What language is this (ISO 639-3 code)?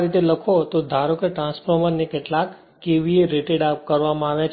guj